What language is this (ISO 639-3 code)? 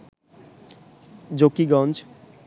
ben